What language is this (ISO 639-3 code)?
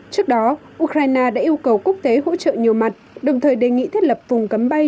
vie